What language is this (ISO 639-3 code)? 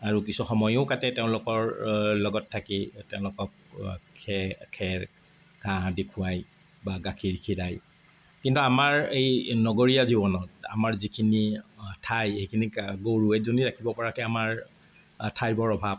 asm